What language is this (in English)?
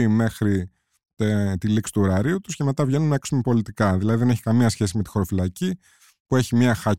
Greek